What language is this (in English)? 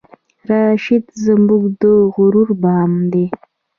Pashto